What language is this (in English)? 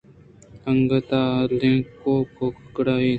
Eastern Balochi